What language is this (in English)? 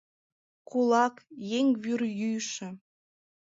Mari